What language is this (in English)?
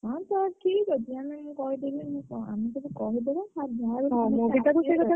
Odia